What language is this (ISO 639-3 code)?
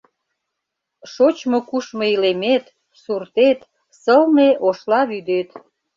chm